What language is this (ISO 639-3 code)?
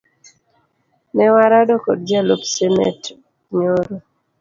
luo